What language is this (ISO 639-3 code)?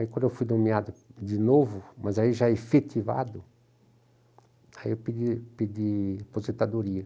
por